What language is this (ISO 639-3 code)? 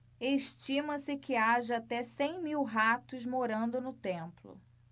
por